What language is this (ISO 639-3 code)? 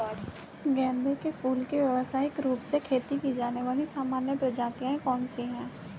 hin